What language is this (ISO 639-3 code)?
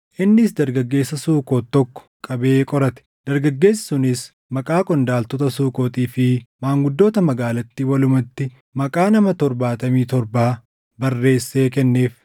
orm